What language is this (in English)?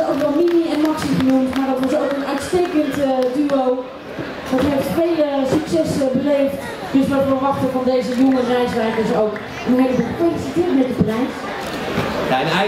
Dutch